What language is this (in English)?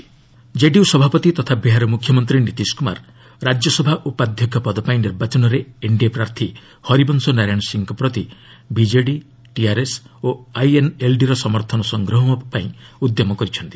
Odia